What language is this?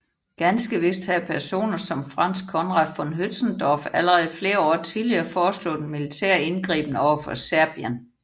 Danish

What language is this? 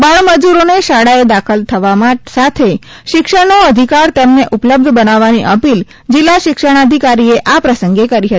Gujarati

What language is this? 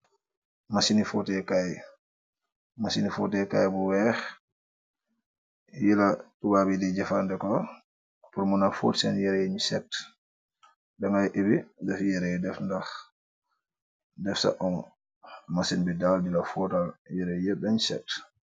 Wolof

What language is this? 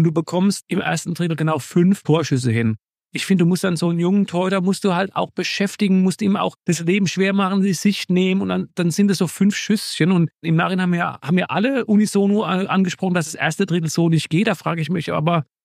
German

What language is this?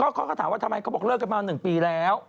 Thai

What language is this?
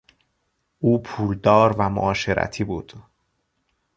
Persian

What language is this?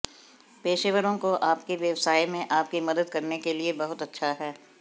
Hindi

